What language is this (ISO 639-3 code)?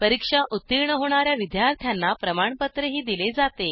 mar